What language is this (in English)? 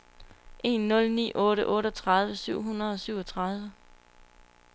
Danish